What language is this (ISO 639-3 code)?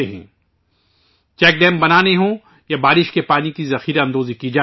urd